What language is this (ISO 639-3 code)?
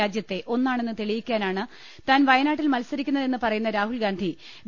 mal